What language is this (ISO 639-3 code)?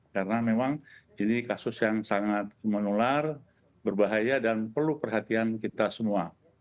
ind